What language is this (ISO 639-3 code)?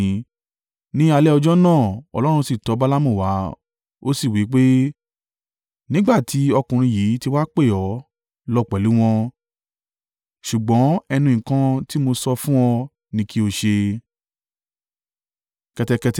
yor